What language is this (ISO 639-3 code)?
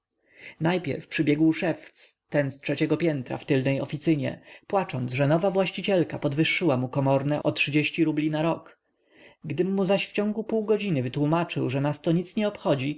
pol